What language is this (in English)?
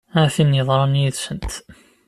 Kabyle